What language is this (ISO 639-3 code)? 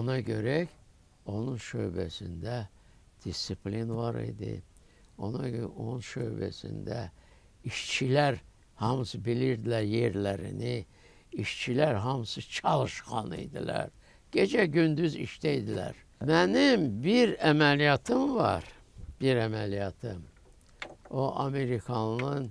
tur